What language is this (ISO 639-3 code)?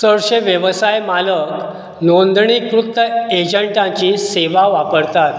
kok